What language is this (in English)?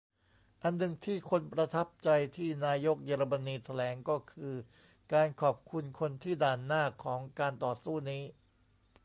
Thai